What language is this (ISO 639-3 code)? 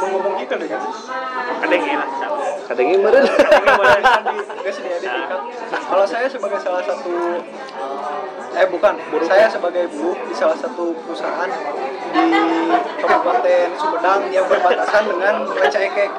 ind